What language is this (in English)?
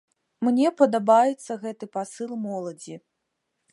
Belarusian